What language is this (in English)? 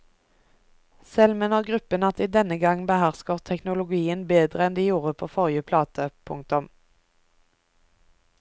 Norwegian